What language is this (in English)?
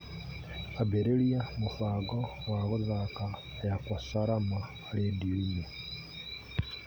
Kikuyu